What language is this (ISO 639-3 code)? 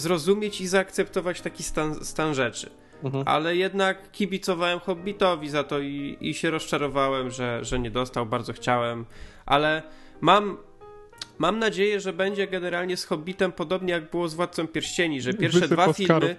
pol